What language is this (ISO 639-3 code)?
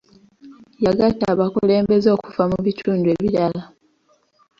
lug